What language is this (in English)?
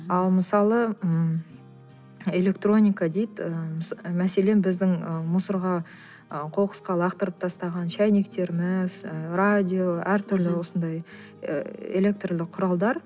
Kazakh